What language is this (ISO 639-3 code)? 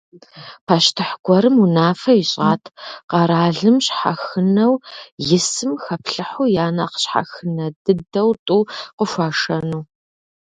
kbd